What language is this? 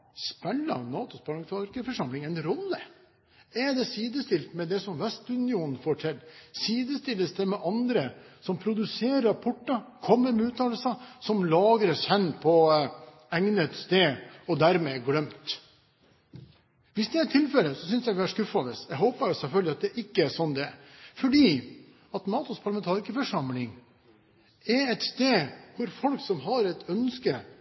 Norwegian Bokmål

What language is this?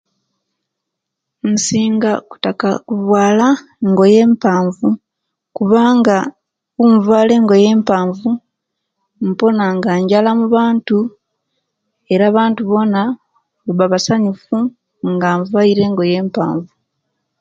Kenyi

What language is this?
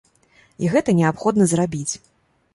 Belarusian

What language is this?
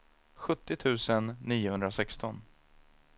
Swedish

